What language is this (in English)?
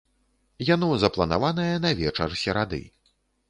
Belarusian